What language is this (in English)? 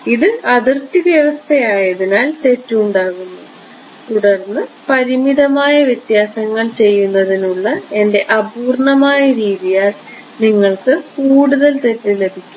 Malayalam